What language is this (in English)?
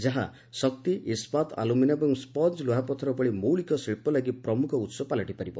Odia